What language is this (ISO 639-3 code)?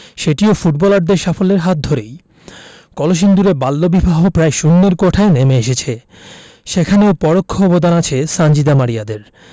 ben